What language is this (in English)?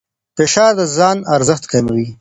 Pashto